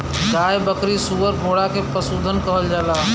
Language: Bhojpuri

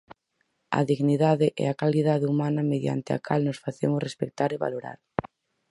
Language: Galician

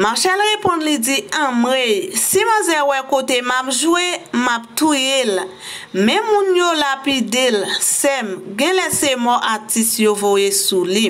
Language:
French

